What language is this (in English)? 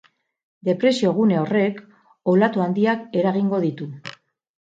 Basque